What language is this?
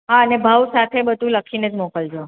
Gujarati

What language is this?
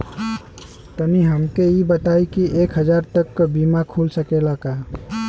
Bhojpuri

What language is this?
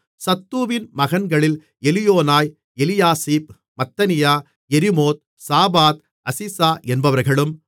Tamil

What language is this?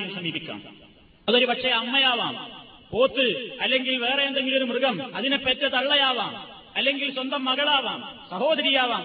Malayalam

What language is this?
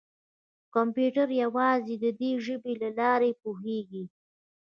Pashto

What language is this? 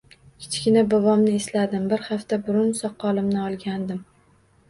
Uzbek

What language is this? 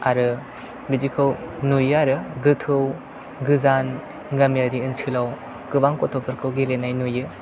Bodo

